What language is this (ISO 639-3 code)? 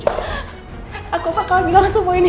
ind